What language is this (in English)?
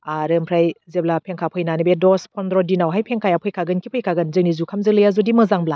Bodo